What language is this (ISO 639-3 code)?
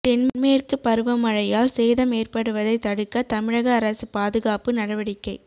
tam